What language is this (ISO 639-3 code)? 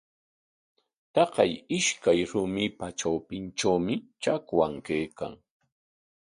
qwa